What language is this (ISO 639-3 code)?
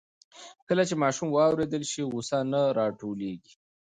pus